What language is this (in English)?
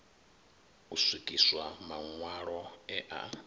Venda